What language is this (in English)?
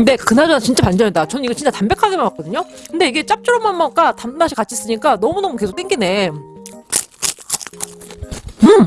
Korean